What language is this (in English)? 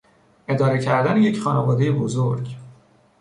Persian